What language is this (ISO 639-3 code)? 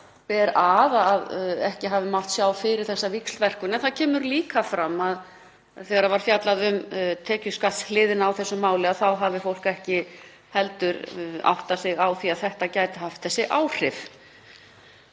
isl